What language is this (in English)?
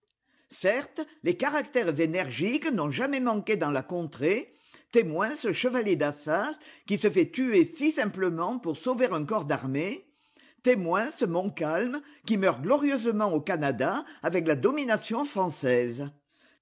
French